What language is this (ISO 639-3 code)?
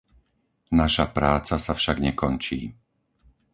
slk